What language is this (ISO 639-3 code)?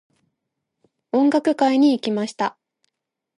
jpn